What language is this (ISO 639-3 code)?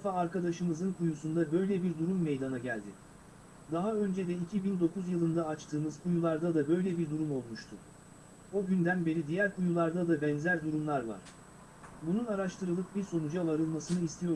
tur